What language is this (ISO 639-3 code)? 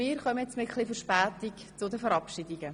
gsw